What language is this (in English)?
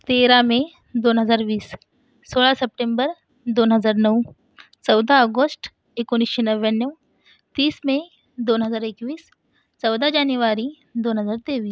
Marathi